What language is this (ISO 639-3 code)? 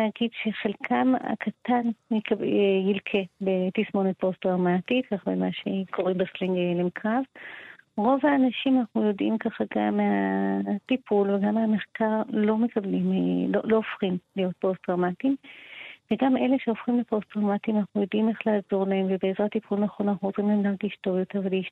heb